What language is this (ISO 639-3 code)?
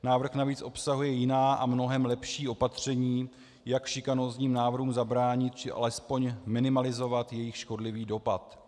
ces